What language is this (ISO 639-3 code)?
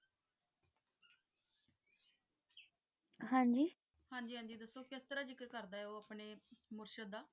pan